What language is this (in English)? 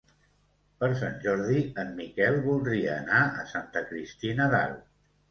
Catalan